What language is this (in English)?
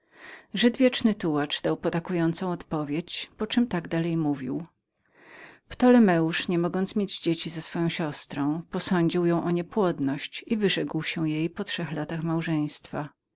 Polish